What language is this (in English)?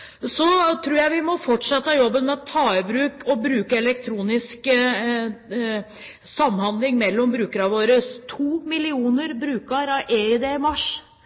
Norwegian Bokmål